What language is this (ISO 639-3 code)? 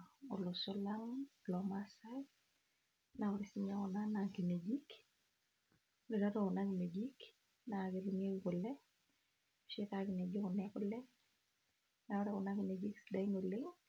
mas